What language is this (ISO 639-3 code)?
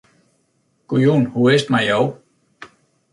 fry